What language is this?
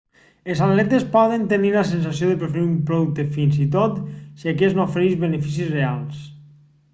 Catalan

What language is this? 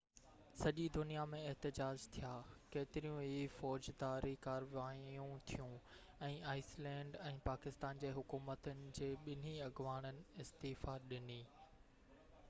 Sindhi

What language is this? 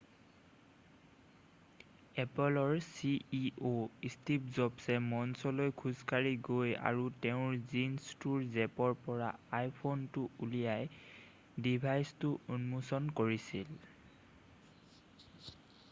Assamese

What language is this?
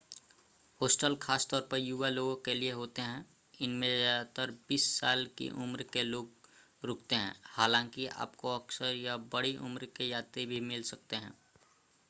Hindi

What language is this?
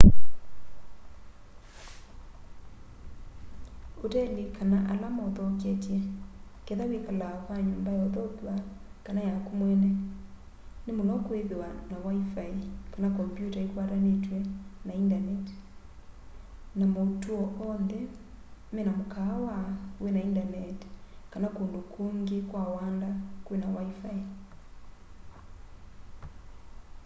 Kamba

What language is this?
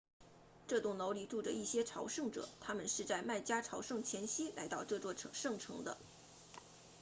Chinese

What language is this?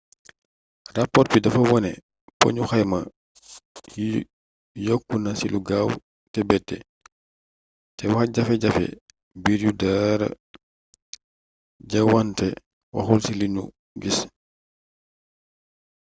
Wolof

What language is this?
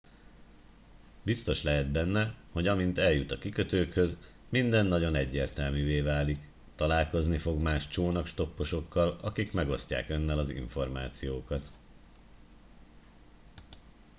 Hungarian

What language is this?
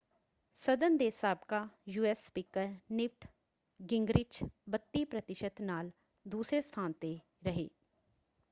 Punjabi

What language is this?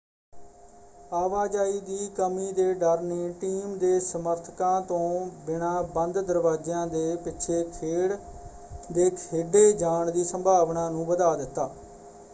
Punjabi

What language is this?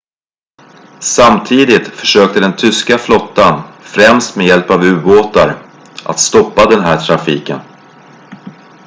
Swedish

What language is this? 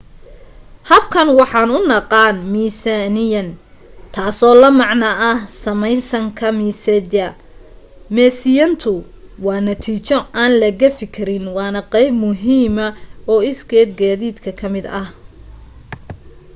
Somali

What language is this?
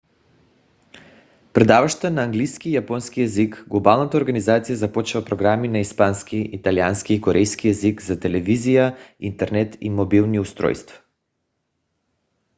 Bulgarian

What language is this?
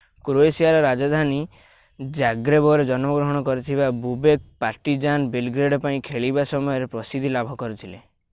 Odia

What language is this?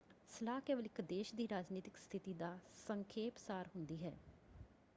Punjabi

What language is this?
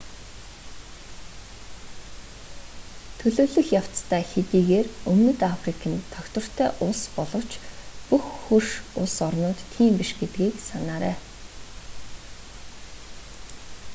Mongolian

